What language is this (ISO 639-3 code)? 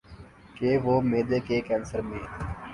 urd